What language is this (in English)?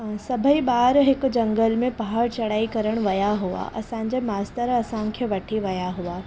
Sindhi